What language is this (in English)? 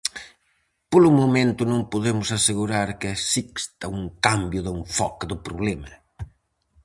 Galician